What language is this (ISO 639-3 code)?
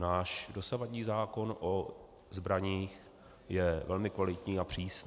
ces